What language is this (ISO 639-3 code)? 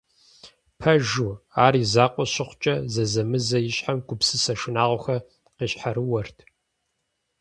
kbd